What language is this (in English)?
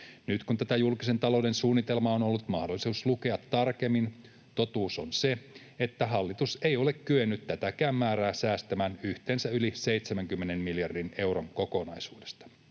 Finnish